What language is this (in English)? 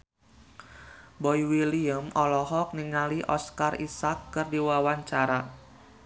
Sundanese